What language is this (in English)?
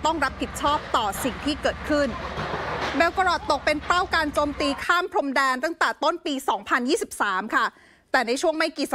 Thai